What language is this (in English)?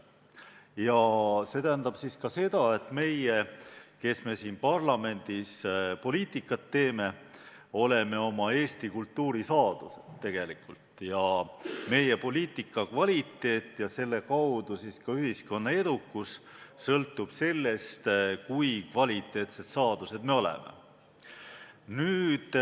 Estonian